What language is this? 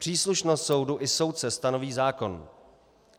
Czech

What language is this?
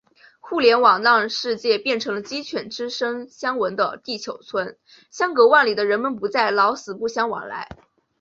Chinese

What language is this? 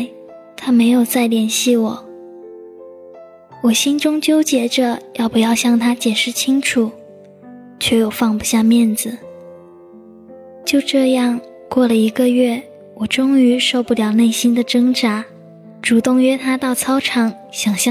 Chinese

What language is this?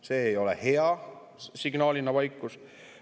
Estonian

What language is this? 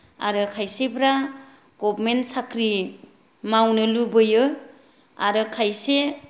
Bodo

